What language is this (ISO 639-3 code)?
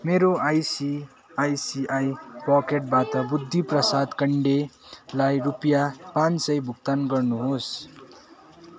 nep